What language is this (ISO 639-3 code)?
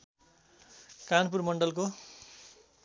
nep